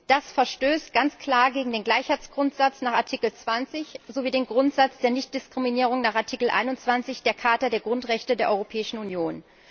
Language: German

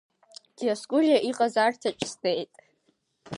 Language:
Abkhazian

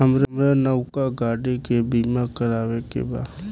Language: Bhojpuri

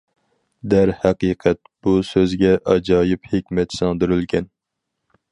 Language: Uyghur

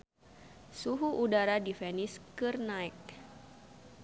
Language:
Sundanese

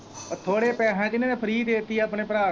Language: Punjabi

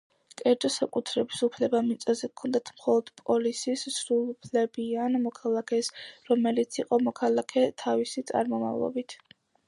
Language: Georgian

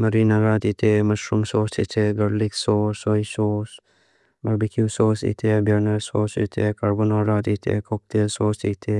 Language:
Mizo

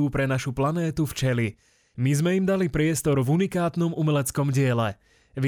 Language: Slovak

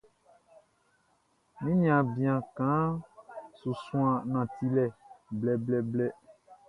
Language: Baoulé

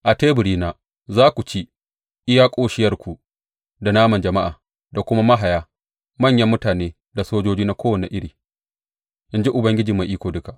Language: Hausa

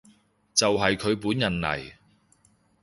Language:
Cantonese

